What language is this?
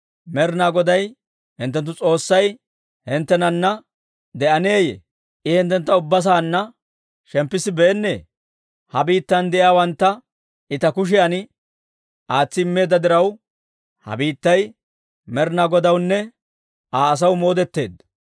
Dawro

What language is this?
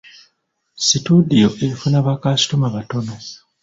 Ganda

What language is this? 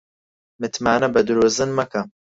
Central Kurdish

